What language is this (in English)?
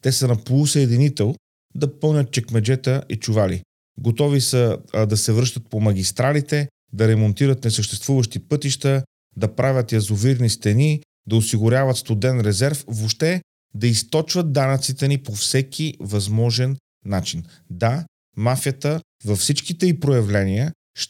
Bulgarian